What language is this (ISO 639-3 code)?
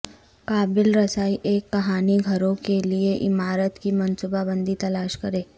urd